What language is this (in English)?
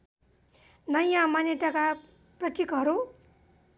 Nepali